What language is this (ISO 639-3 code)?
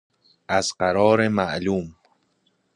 fas